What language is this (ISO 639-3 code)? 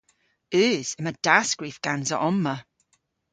cor